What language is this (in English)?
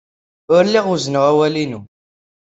Kabyle